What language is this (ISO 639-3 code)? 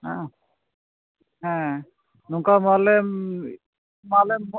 sat